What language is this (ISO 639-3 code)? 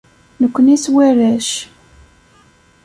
kab